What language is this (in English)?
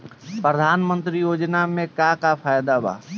Bhojpuri